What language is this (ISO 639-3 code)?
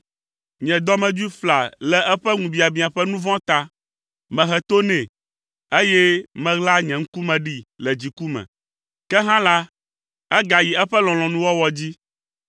ewe